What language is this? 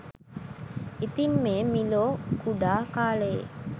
Sinhala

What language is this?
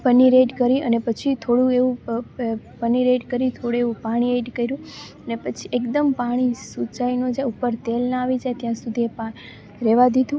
Gujarati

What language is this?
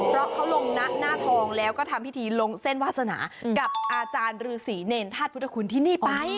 Thai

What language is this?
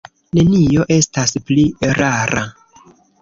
Esperanto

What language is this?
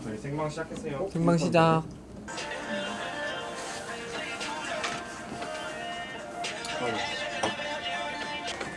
Korean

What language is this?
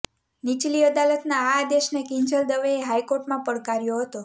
Gujarati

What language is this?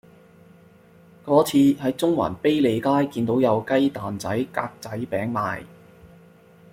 Cantonese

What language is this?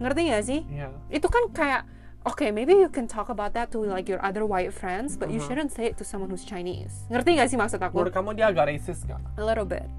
Indonesian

